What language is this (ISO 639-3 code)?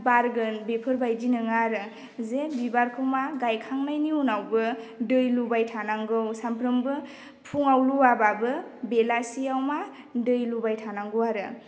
brx